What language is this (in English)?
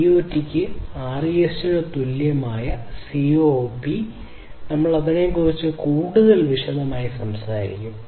Malayalam